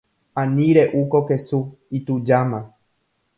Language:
Guarani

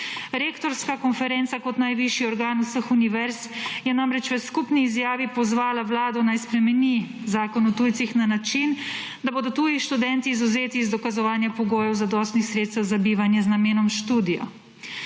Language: Slovenian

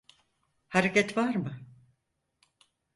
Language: Turkish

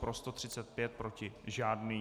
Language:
Czech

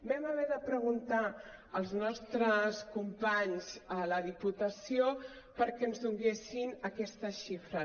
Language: Catalan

